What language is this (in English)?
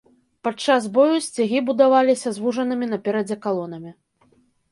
Belarusian